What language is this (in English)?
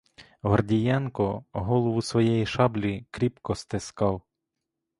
Ukrainian